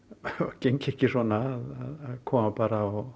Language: Icelandic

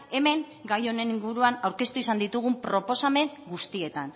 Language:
Basque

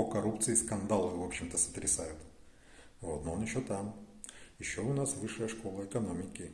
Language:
Russian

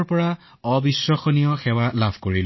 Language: Assamese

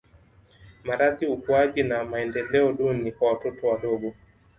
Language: Swahili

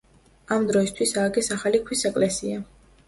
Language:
Georgian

